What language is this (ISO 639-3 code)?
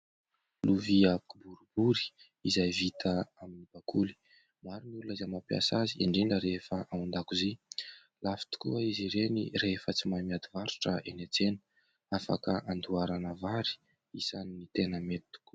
mlg